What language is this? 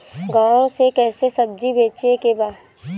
Bhojpuri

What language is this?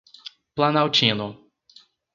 Portuguese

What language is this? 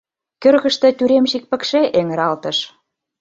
Mari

